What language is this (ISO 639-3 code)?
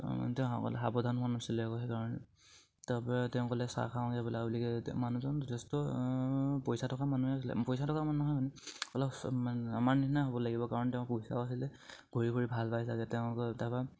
asm